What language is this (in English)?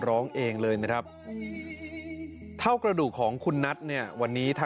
Thai